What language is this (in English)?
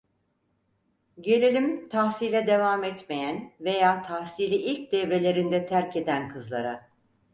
Turkish